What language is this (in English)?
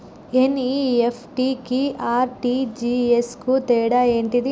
Telugu